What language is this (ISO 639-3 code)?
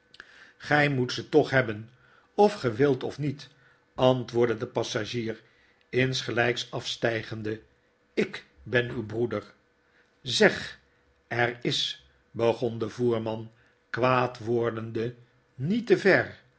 nld